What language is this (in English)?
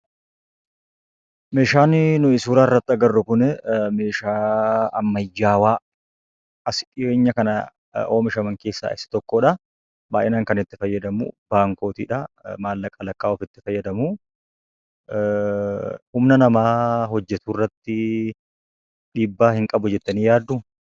Oromo